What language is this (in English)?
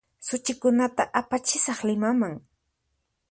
Puno Quechua